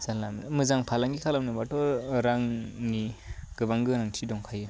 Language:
Bodo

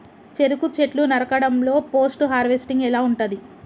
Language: Telugu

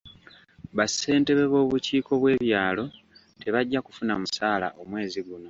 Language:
Ganda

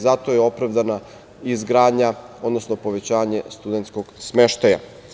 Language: Serbian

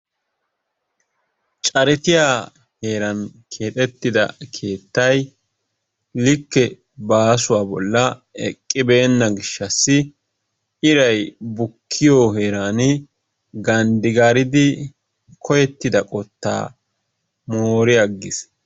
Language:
Wolaytta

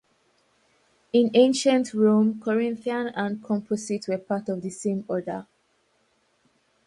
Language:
English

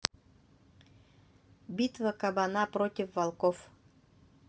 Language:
Russian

